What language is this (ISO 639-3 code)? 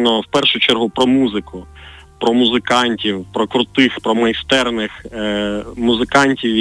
ukr